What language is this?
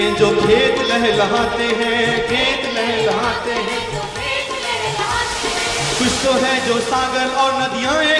Hindi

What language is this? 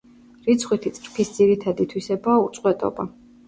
Georgian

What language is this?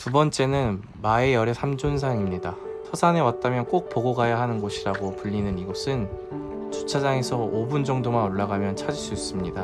Korean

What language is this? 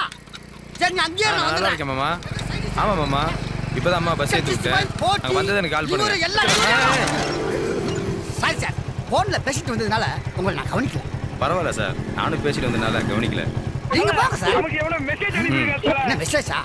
Korean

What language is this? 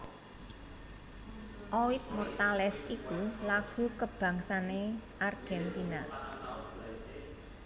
Javanese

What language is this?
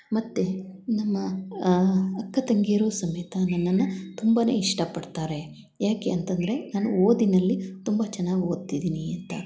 Kannada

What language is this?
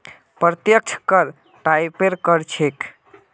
Magahi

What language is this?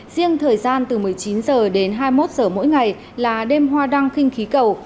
Vietnamese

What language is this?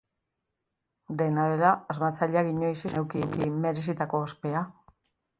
Basque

